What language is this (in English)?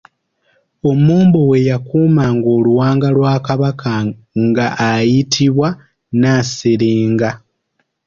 Ganda